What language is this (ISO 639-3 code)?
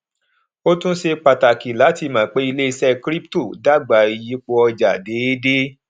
yor